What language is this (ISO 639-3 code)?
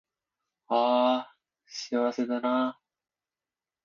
jpn